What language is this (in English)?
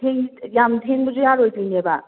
Manipuri